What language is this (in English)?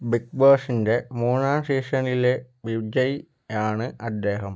Malayalam